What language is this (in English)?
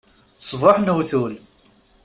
Kabyle